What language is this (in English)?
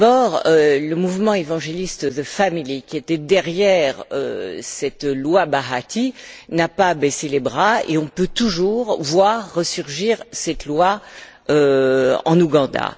French